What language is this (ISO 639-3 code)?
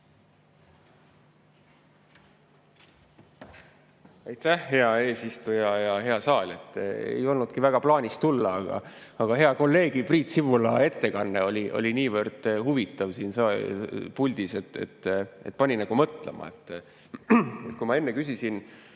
est